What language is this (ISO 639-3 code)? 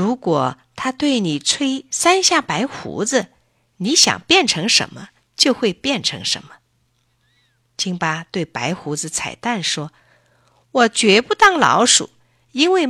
zho